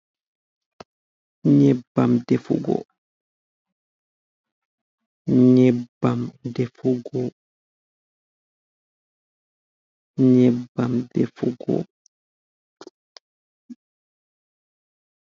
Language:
Fula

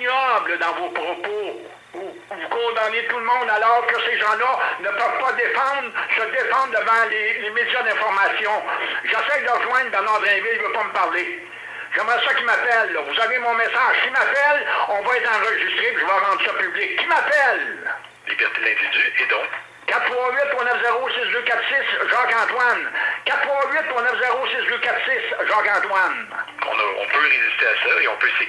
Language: French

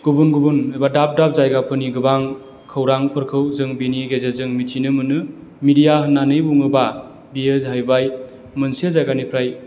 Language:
Bodo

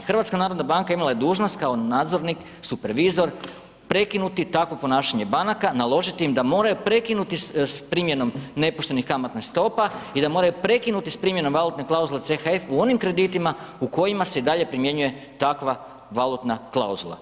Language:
Croatian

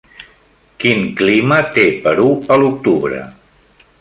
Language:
Catalan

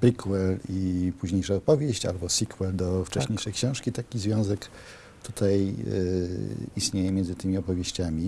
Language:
Polish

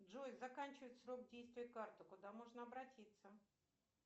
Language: Russian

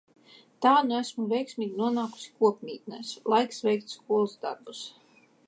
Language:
Latvian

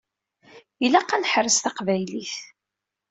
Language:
Kabyle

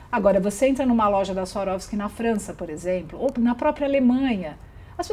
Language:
Portuguese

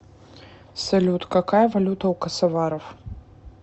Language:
Russian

